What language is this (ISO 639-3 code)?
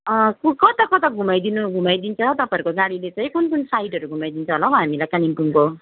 nep